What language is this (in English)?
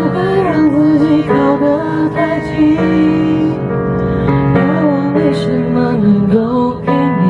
Chinese